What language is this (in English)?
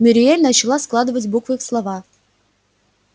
Russian